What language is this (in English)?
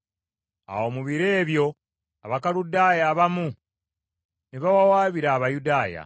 Ganda